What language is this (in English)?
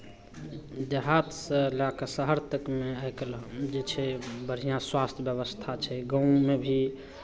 Maithili